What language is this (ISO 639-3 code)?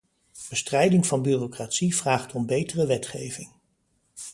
nld